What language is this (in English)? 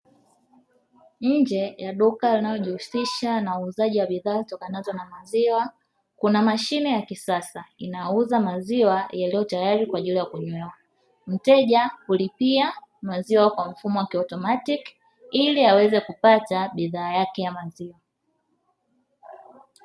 Swahili